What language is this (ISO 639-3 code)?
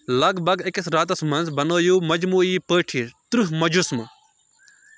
kas